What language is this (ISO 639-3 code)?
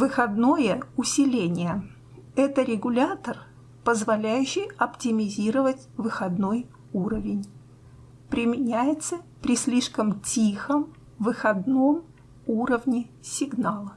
rus